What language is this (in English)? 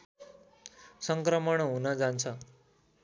Nepali